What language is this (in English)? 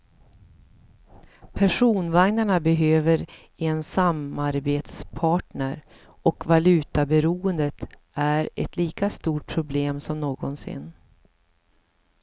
Swedish